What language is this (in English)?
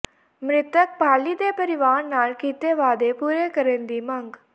Punjabi